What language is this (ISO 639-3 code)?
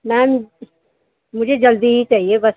urd